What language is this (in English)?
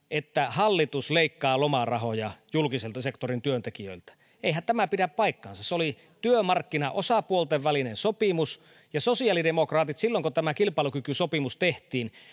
Finnish